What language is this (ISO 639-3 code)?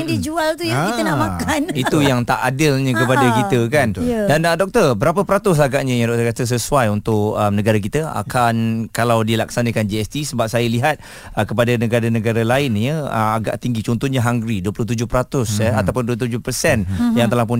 msa